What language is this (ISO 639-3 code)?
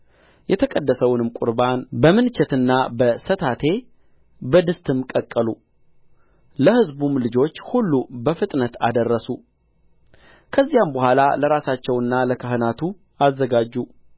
amh